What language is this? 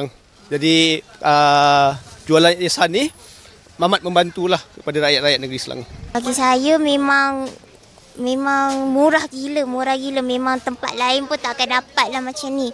Malay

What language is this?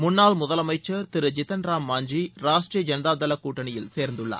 Tamil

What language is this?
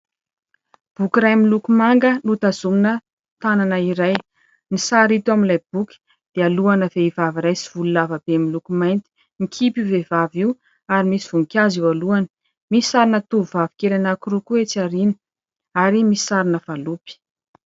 Malagasy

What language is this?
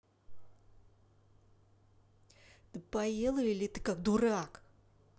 Russian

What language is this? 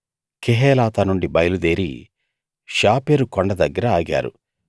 Telugu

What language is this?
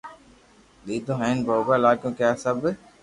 Loarki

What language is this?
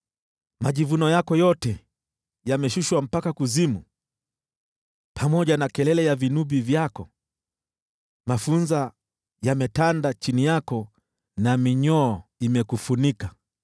Swahili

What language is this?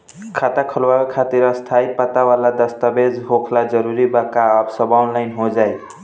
Bhojpuri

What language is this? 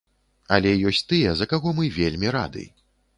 Belarusian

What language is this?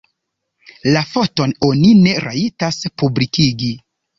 Esperanto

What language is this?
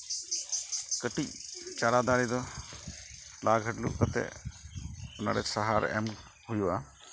Santali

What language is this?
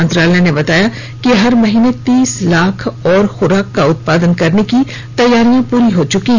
Hindi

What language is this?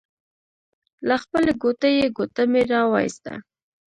Pashto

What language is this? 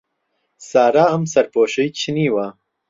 Central Kurdish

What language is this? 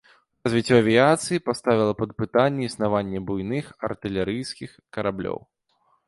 Belarusian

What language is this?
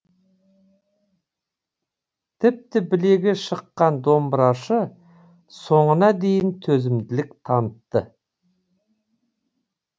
Kazakh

